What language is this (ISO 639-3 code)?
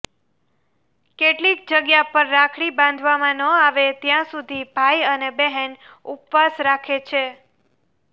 guj